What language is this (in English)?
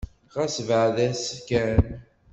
Kabyle